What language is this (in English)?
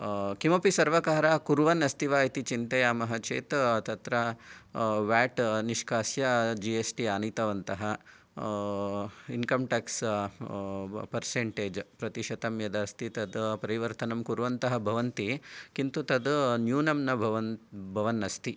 Sanskrit